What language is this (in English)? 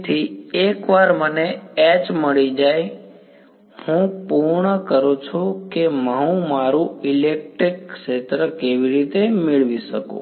Gujarati